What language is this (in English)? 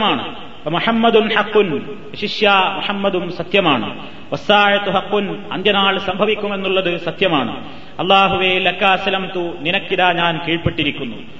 Malayalam